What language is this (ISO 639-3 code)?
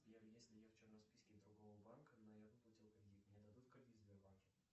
rus